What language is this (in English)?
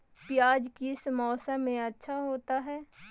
Magahi